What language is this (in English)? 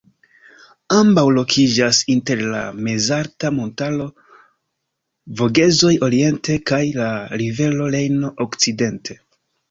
Esperanto